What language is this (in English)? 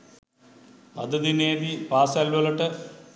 Sinhala